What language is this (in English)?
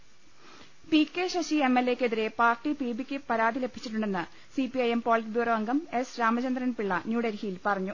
Malayalam